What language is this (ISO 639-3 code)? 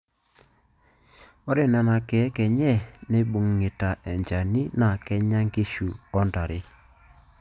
mas